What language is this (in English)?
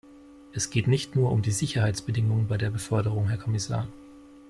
German